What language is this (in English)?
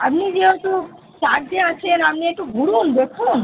Bangla